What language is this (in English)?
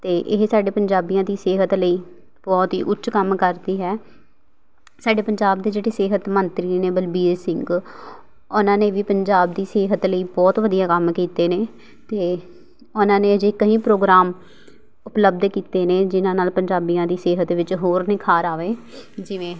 Punjabi